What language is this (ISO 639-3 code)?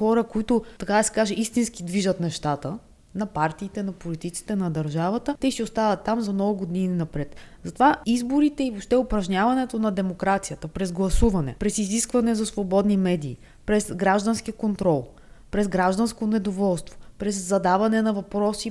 bul